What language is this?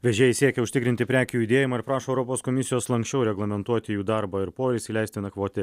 Lithuanian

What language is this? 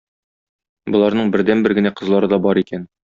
Tatar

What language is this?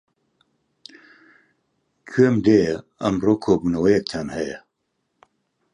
Central Kurdish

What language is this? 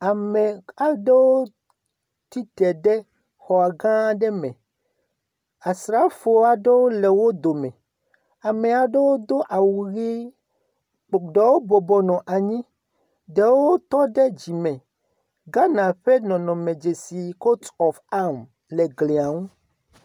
Ewe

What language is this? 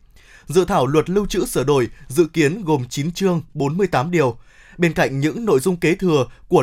Vietnamese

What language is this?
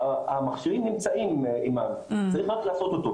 Hebrew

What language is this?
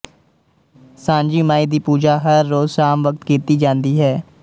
Punjabi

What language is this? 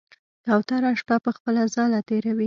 Pashto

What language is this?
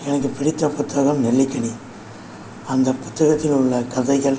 Tamil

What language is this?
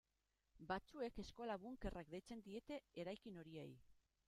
Basque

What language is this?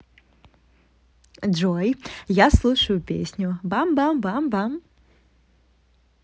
Russian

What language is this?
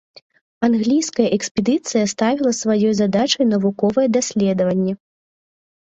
Belarusian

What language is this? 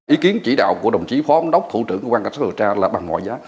Vietnamese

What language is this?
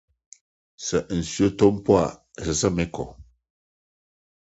Akan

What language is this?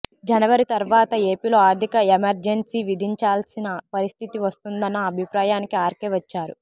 Telugu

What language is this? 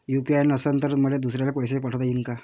Marathi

